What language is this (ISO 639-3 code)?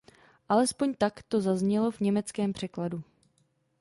ces